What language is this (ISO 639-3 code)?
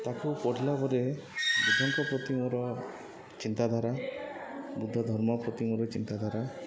ori